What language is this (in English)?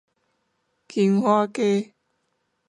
Min Nan Chinese